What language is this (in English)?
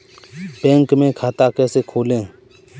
Hindi